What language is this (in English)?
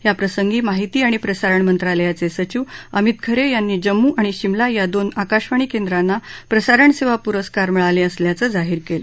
Marathi